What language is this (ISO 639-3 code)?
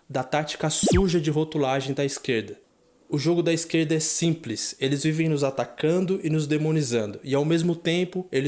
por